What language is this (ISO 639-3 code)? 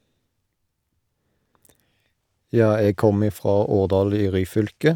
nor